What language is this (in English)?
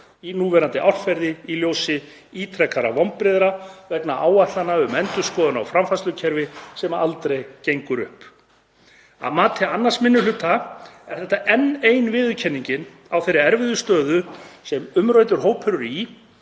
Icelandic